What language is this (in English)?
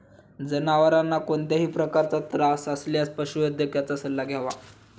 Marathi